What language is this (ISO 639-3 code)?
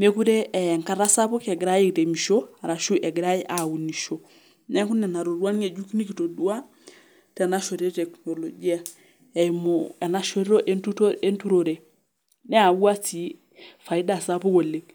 mas